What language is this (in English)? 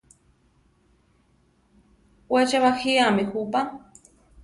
Central Tarahumara